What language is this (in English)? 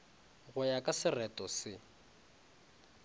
Northern Sotho